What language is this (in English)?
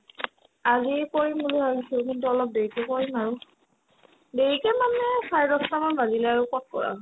Assamese